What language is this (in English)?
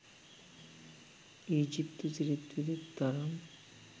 Sinhala